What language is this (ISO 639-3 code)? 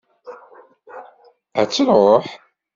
kab